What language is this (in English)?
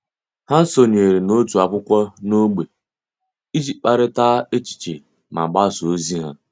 Igbo